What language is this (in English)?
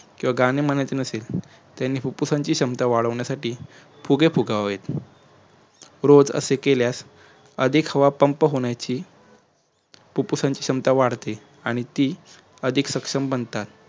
Marathi